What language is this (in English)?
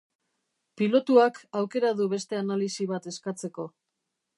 Basque